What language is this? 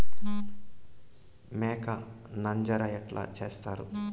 Telugu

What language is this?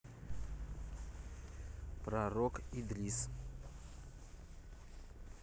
Russian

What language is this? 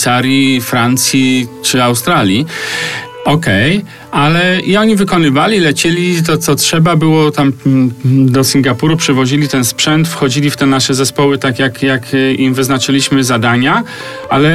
Polish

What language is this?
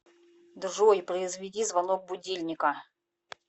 Russian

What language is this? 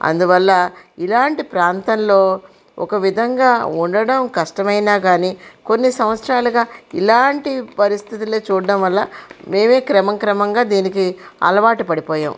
Telugu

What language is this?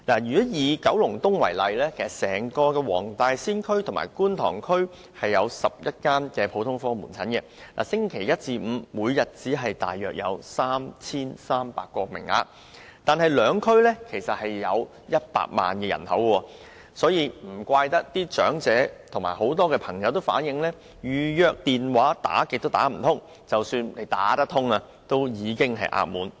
Cantonese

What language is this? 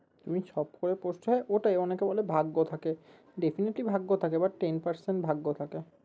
Bangla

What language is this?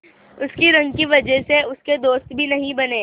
Hindi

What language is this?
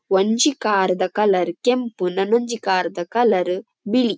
Tulu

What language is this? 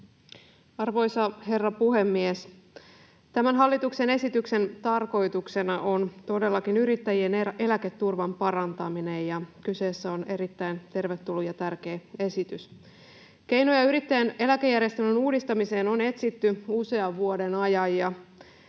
Finnish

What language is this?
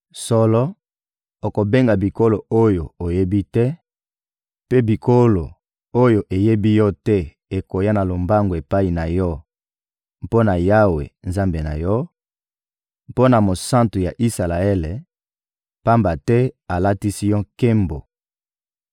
Lingala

